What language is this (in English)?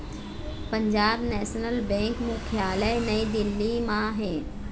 Chhattisgarhi